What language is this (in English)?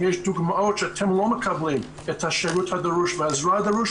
Hebrew